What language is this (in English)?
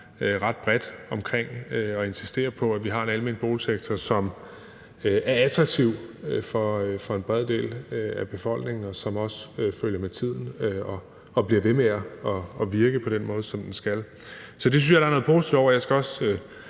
Danish